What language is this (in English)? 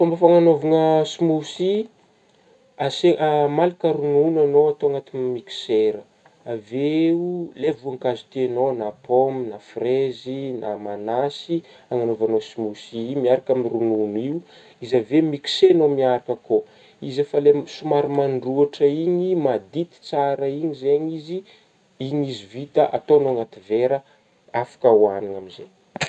Northern Betsimisaraka Malagasy